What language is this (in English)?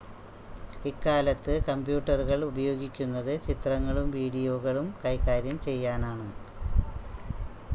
Malayalam